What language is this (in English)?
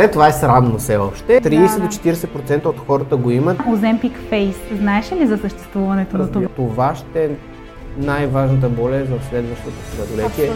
Bulgarian